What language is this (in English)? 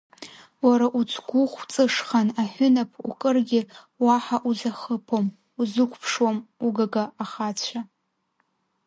Abkhazian